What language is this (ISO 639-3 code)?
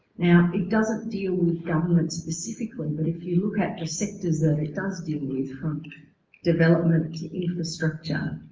eng